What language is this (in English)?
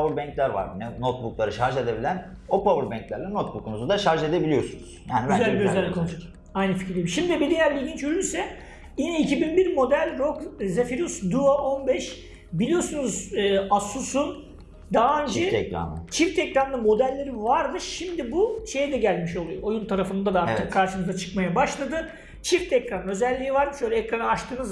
Turkish